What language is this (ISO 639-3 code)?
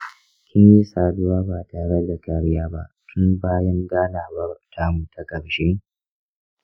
hau